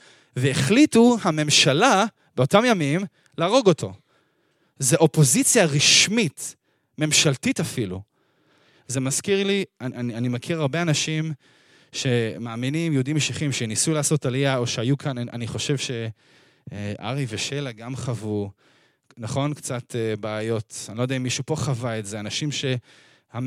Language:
Hebrew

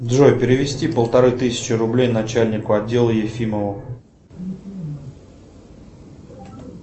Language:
Russian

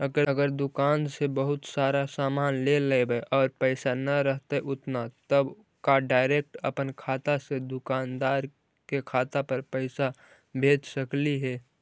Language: Magahi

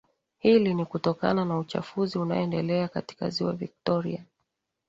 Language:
Swahili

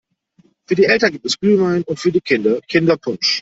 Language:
German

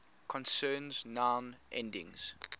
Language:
English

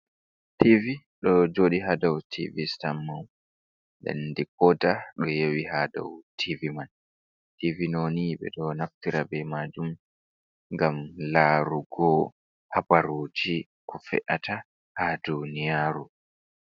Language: Fula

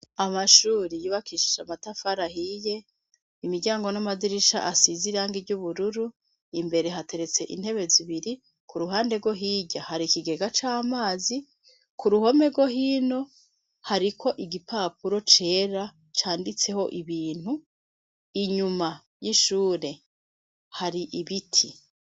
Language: Rundi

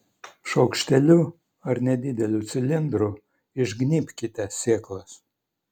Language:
Lithuanian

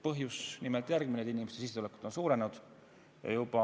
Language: Estonian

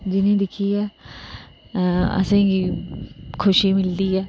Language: Dogri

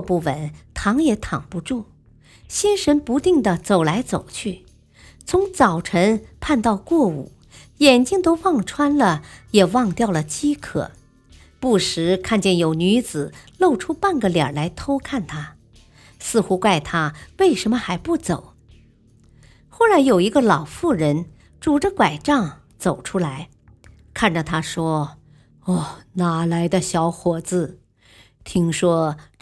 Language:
Chinese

